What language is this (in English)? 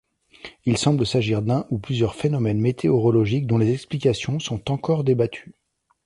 French